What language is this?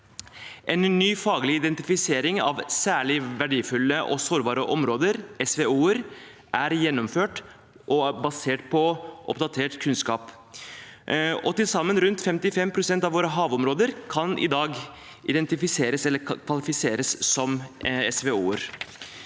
Norwegian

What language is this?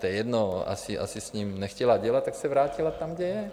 Czech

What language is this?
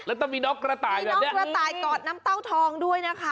Thai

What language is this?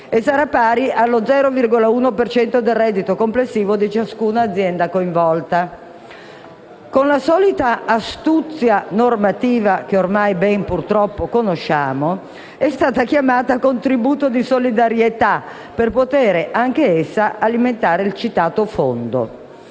Italian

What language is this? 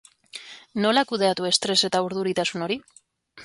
Basque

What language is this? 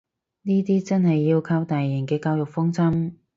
Cantonese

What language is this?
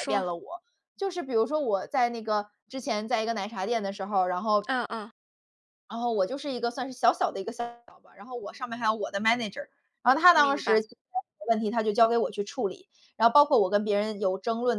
Chinese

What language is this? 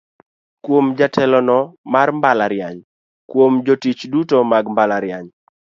Luo (Kenya and Tanzania)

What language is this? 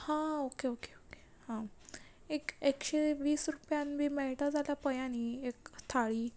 Konkani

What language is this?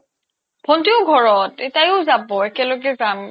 Assamese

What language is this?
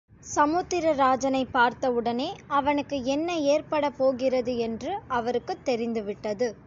Tamil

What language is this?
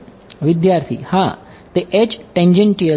Gujarati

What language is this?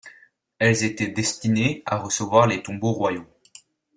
French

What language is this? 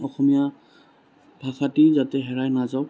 Assamese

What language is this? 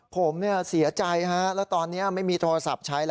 Thai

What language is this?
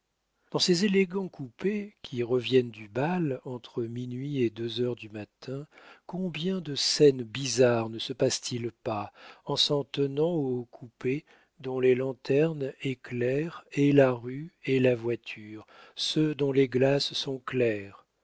French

